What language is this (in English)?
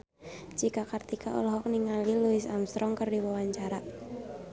Sundanese